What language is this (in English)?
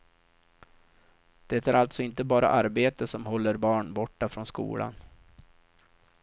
Swedish